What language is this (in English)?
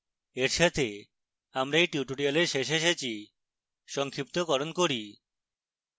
Bangla